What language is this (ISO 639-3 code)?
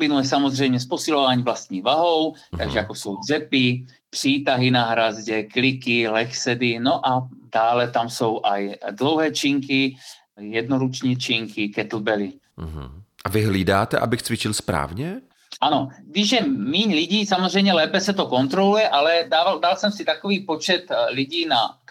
ces